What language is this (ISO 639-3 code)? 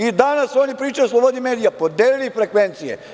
srp